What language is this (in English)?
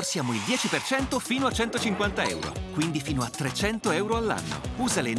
Italian